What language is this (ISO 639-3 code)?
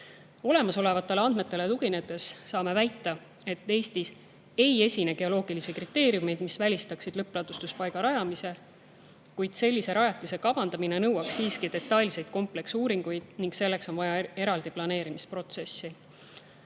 est